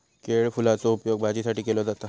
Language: Marathi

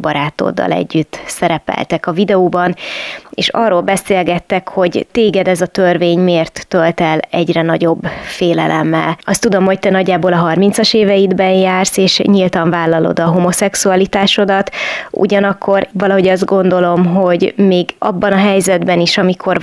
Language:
Hungarian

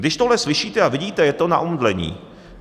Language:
Czech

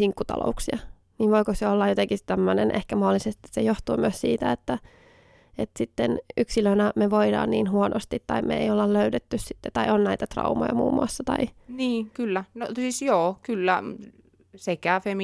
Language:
Finnish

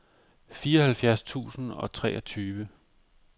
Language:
Danish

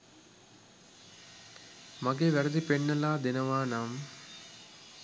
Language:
Sinhala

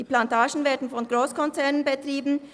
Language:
Swiss German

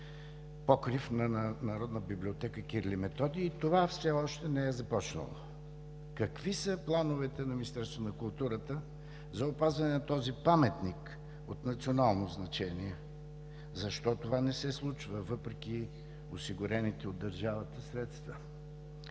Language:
Bulgarian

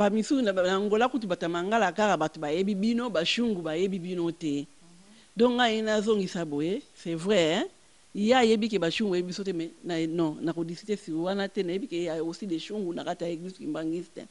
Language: French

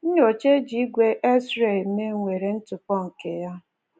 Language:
Igbo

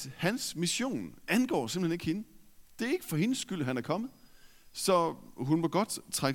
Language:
Danish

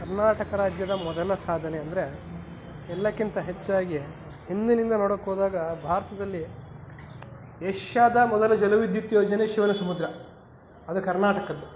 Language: Kannada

